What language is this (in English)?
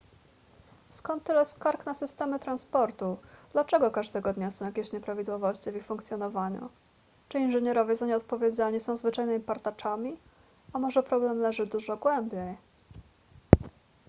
Polish